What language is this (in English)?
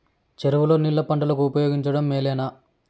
Telugu